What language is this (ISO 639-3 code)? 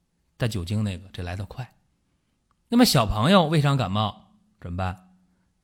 zho